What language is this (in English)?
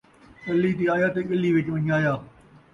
Saraiki